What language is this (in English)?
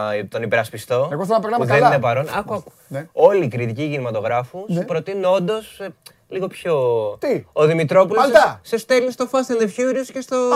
Greek